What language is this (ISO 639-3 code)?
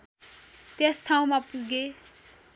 nep